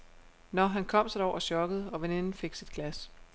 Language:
Danish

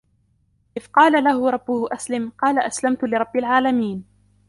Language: Arabic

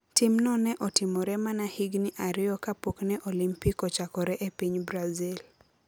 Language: Luo (Kenya and Tanzania)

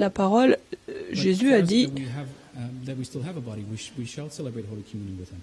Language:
French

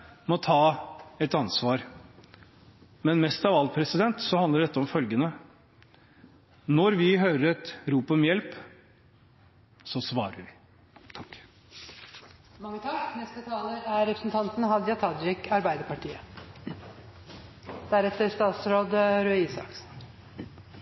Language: Norwegian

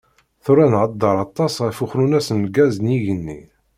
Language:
Kabyle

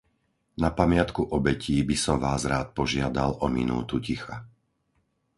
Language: Slovak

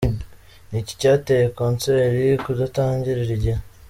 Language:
Kinyarwanda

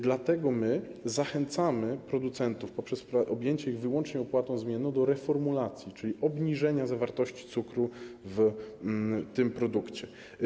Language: Polish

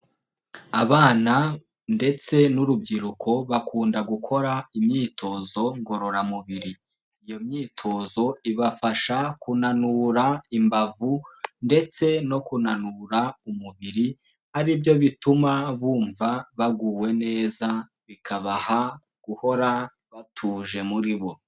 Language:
Kinyarwanda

